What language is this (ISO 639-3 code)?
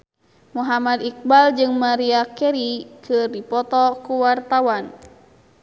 sun